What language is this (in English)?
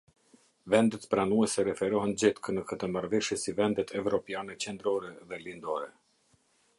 Albanian